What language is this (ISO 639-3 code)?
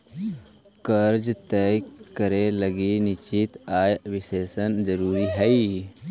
mag